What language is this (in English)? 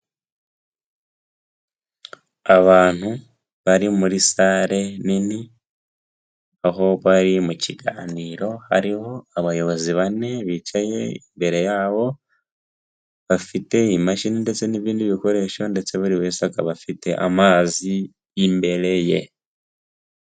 Kinyarwanda